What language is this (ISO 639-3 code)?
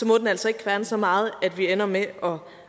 dan